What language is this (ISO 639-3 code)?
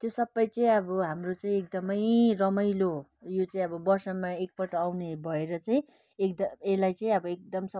nep